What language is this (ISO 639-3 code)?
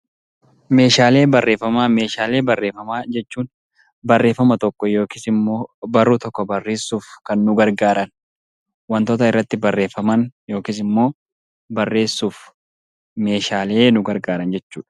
orm